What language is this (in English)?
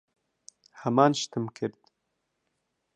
Central Kurdish